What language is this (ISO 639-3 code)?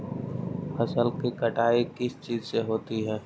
mag